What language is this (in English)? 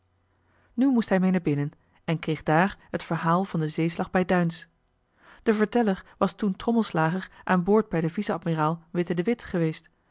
Dutch